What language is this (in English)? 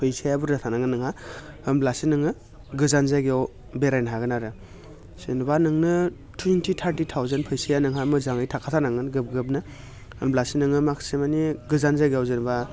Bodo